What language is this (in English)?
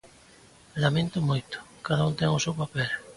Galician